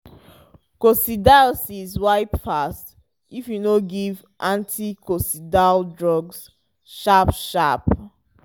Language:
Nigerian Pidgin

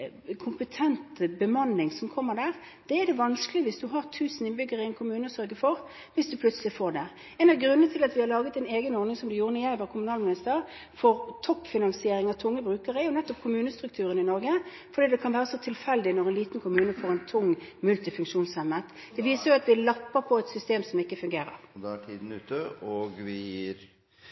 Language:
Norwegian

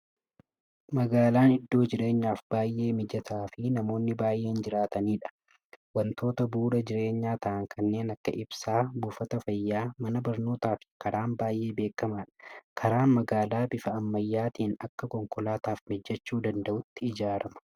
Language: Oromo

